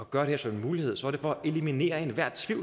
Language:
Danish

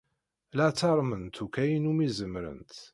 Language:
Kabyle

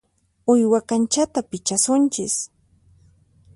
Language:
Puno Quechua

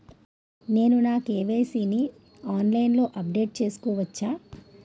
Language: Telugu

